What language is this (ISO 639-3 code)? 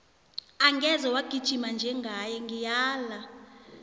nbl